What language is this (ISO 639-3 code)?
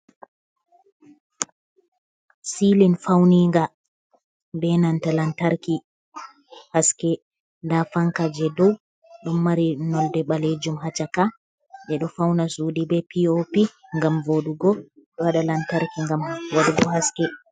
ful